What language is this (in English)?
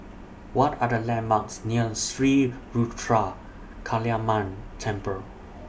English